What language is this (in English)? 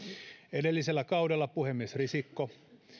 Finnish